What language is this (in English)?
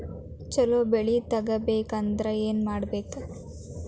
Kannada